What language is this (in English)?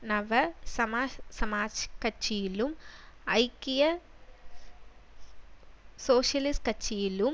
Tamil